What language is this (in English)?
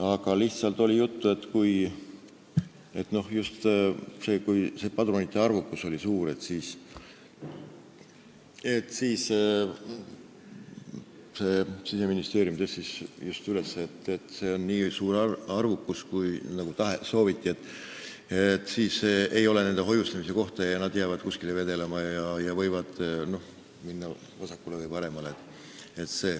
Estonian